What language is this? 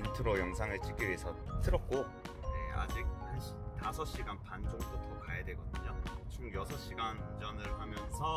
Korean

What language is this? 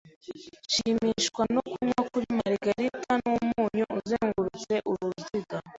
Kinyarwanda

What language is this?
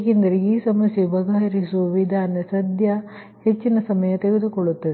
Kannada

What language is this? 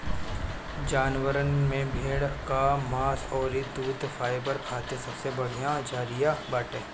Bhojpuri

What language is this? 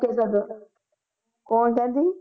Punjabi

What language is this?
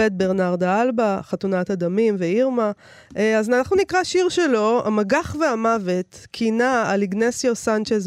Hebrew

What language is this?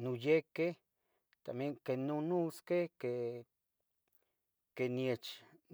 Tetelcingo Nahuatl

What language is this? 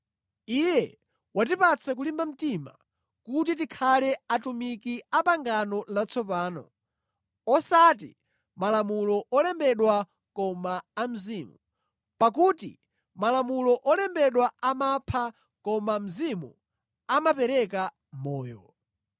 Nyanja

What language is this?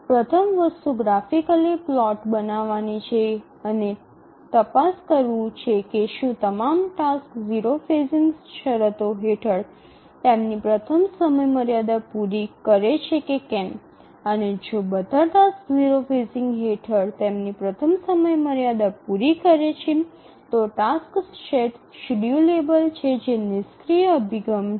Gujarati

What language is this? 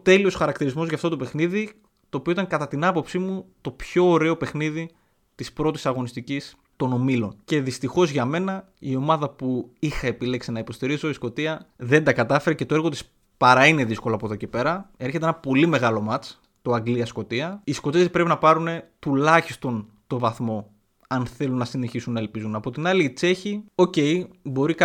Greek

